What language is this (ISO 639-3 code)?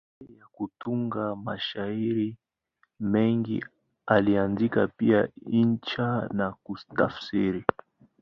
swa